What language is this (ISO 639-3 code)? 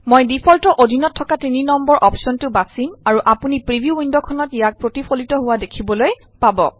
asm